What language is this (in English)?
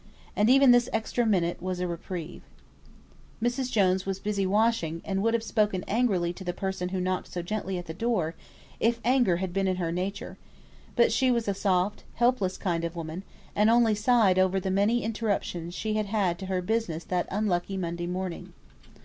English